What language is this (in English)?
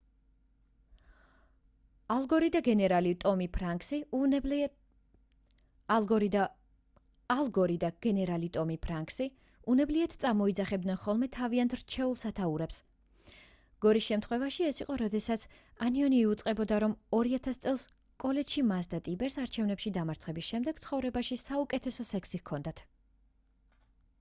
Georgian